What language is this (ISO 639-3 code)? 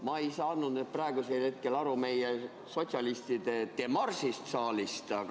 est